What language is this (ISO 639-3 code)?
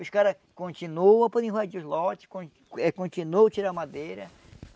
por